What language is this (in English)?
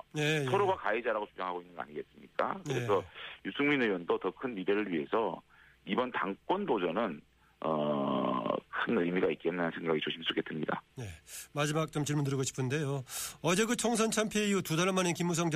Korean